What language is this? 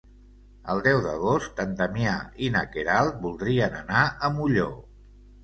Catalan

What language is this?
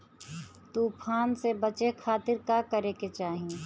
Bhojpuri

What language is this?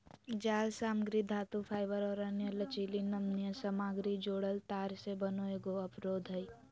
Magahi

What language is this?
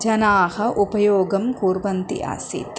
Sanskrit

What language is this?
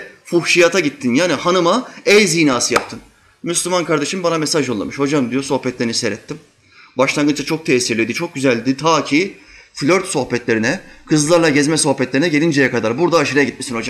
Turkish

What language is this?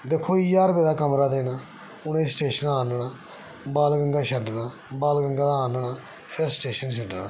Dogri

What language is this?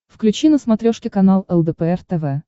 Russian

